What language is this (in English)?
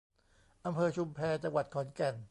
Thai